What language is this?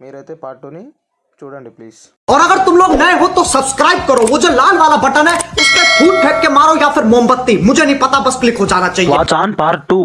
Telugu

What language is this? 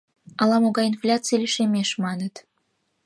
Mari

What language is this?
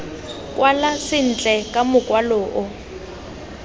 Tswana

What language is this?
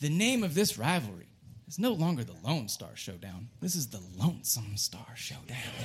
English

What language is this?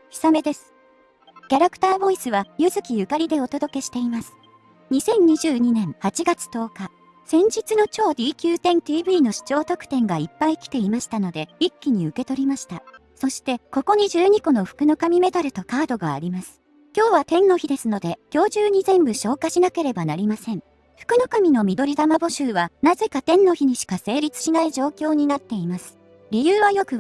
Japanese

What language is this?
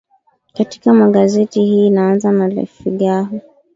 Swahili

